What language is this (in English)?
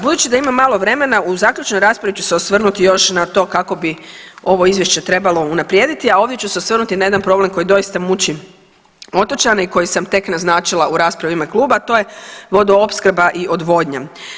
Croatian